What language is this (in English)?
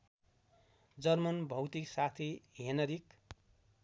Nepali